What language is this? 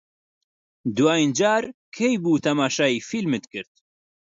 Central Kurdish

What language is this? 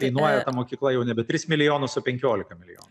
Lithuanian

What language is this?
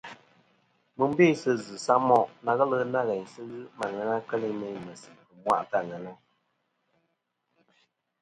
Kom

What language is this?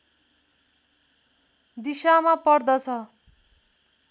Nepali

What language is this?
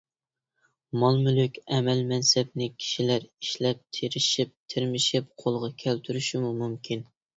Uyghur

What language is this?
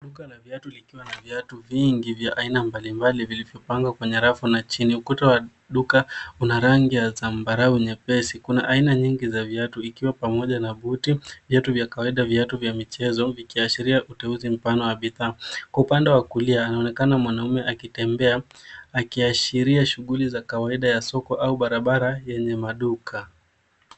Swahili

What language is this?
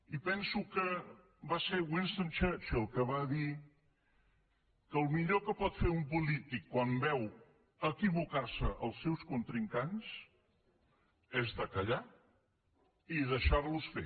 Catalan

